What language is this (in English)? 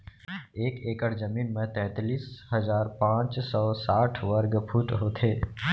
Chhattisgarhi